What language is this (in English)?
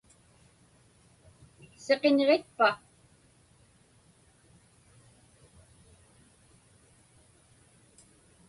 Inupiaq